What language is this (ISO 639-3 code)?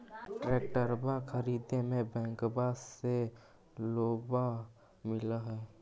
mag